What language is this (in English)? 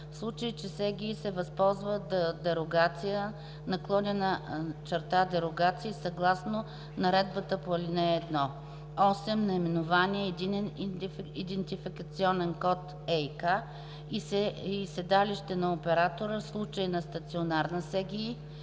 Bulgarian